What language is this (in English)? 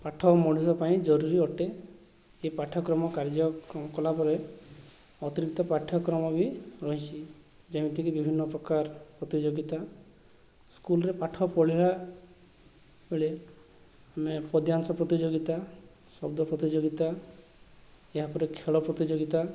Odia